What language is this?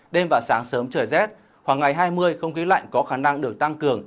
Vietnamese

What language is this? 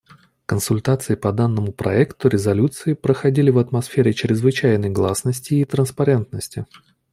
Russian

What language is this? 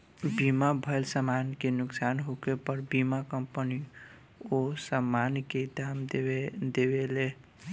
Bhojpuri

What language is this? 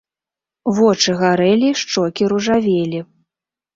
Belarusian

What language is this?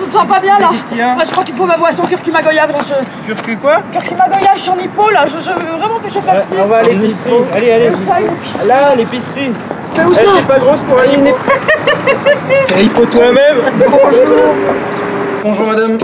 French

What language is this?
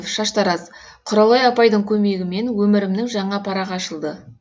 Kazakh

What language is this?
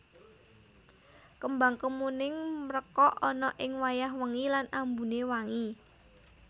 Javanese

